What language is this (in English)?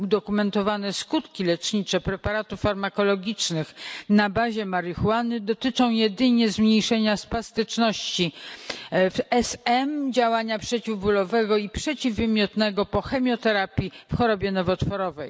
Polish